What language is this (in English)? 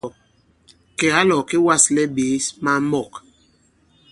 Bankon